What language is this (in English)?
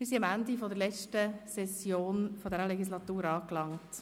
Swiss German